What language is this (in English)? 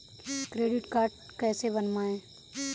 Hindi